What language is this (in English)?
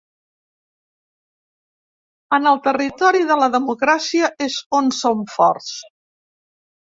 Catalan